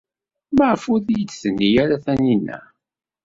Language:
Kabyle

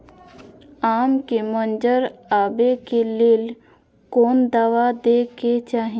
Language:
Maithili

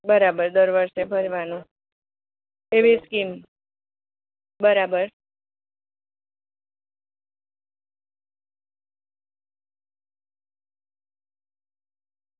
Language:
Gujarati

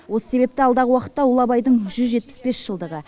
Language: Kazakh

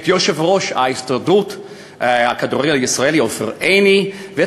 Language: Hebrew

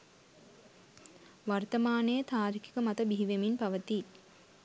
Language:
Sinhala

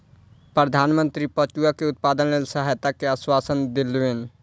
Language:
Maithili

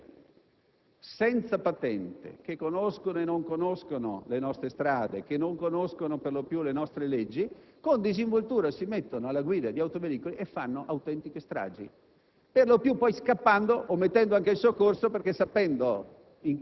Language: Italian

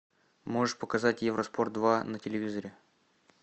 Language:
Russian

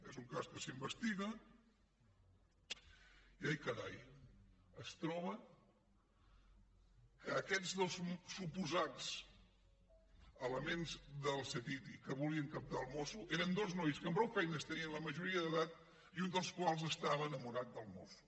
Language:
Catalan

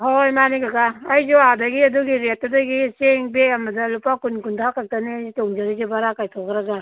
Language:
Manipuri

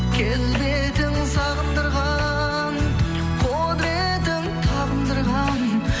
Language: Kazakh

